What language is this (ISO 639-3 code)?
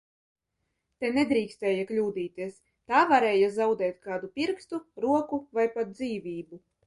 lav